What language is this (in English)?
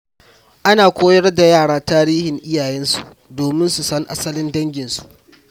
Hausa